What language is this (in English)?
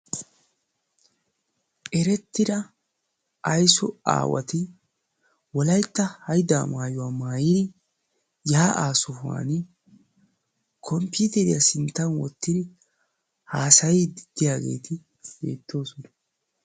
Wolaytta